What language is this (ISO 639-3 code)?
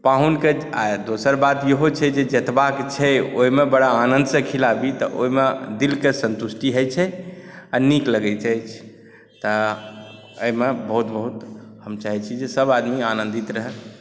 mai